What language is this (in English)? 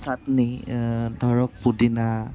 Assamese